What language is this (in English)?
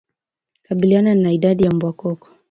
Swahili